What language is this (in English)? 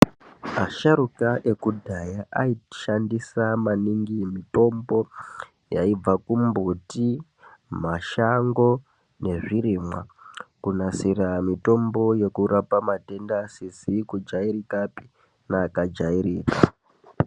Ndau